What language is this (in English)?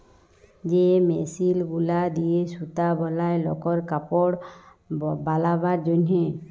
Bangla